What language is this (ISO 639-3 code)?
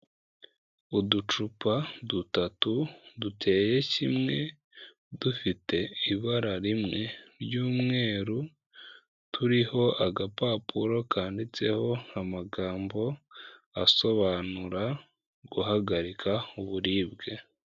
kin